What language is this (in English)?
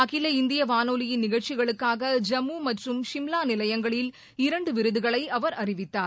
Tamil